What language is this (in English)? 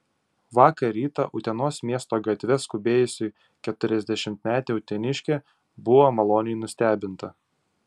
Lithuanian